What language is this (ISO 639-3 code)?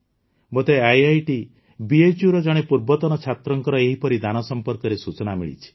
ori